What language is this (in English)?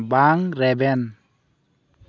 Santali